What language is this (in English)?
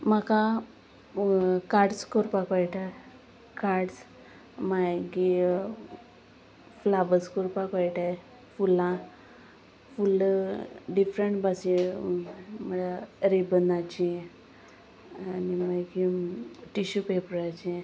Konkani